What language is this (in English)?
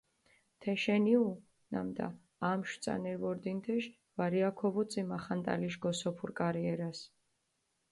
Mingrelian